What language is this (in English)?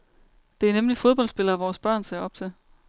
Danish